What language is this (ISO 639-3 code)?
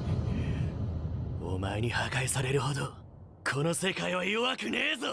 jpn